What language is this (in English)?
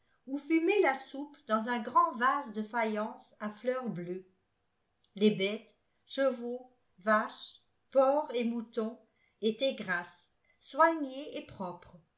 French